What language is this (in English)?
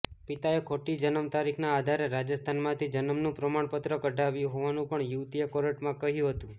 Gujarati